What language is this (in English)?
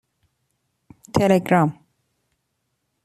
Persian